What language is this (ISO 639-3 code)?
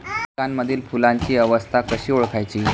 mar